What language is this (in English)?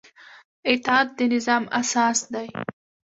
Pashto